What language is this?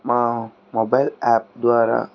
Telugu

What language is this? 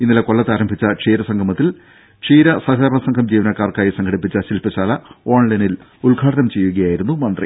Malayalam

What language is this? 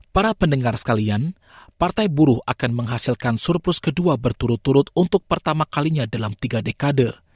Indonesian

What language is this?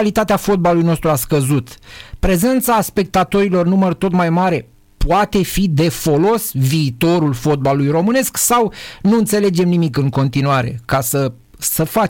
Romanian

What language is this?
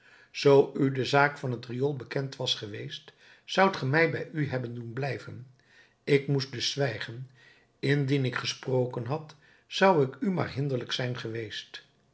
Dutch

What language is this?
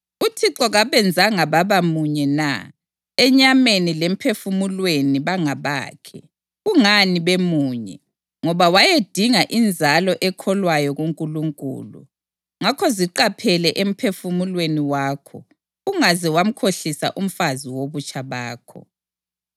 North Ndebele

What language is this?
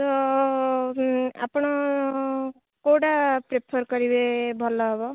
Odia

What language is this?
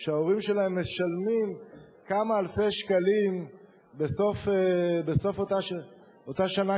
Hebrew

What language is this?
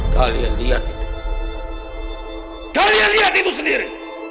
Indonesian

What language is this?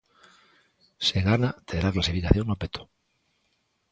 Galician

